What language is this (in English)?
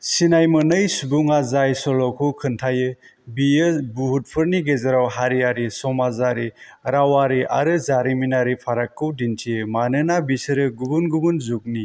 Bodo